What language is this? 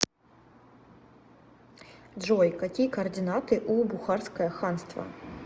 Russian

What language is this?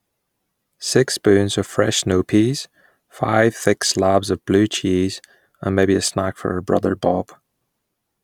English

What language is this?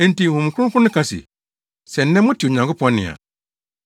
Akan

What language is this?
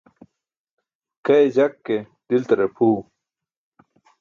Burushaski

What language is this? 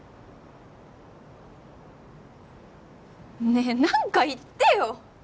Japanese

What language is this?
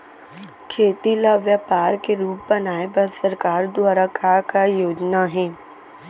Chhattisgarhi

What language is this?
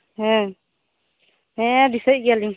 Santali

